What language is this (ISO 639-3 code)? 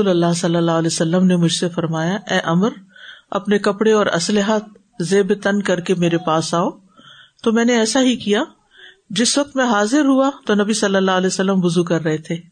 urd